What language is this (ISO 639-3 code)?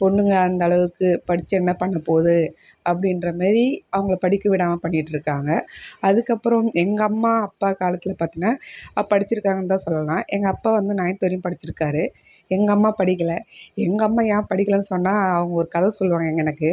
tam